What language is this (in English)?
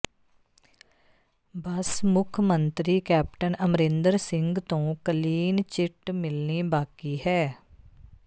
Punjabi